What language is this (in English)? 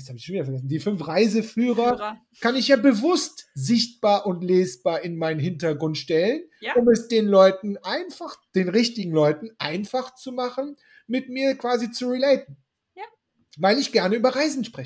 German